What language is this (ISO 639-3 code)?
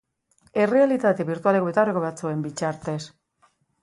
eus